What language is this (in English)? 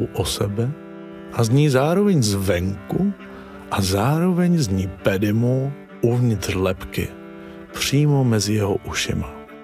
Czech